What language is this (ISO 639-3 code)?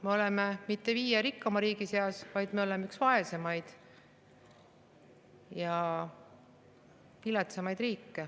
est